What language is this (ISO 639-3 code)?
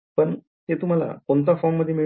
mar